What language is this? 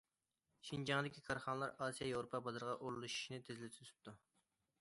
Uyghur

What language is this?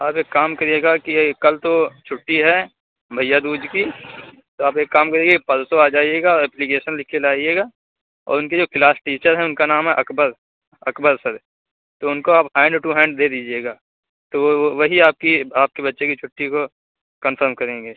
Urdu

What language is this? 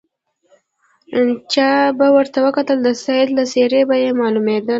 Pashto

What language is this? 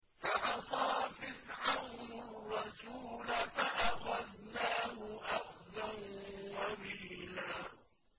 Arabic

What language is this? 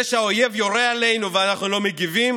Hebrew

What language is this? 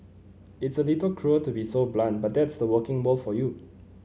English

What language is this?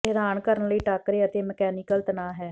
Punjabi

